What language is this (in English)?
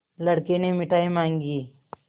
Hindi